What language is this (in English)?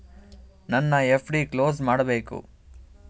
Kannada